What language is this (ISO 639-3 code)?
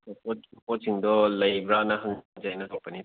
mni